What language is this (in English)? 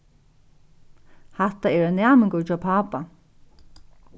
Faroese